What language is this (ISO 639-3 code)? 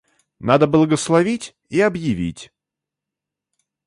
rus